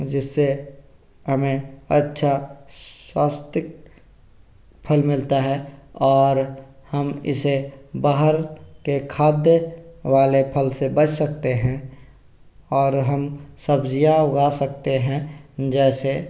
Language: Hindi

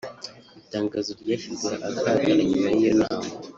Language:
Kinyarwanda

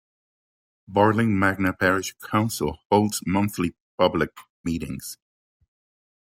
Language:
English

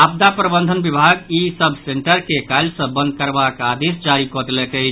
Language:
Maithili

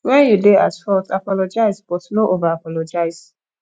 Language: Nigerian Pidgin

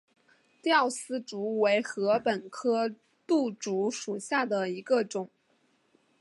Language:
Chinese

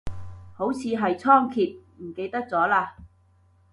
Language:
Cantonese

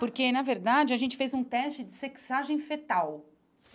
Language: Portuguese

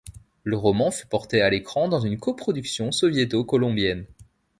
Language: French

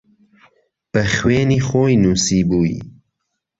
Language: Central Kurdish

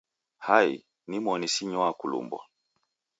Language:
Taita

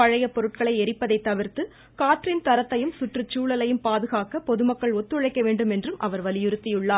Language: Tamil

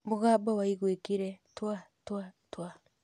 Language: Kikuyu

